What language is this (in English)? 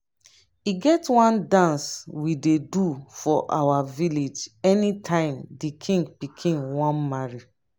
Nigerian Pidgin